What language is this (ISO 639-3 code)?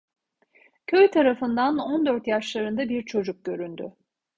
tur